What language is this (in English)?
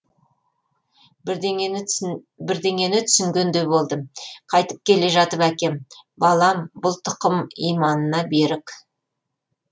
Kazakh